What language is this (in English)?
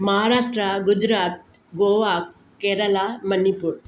Sindhi